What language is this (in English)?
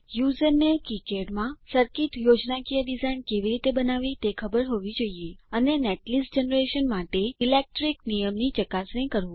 Gujarati